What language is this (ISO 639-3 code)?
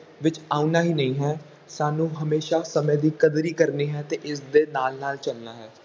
pan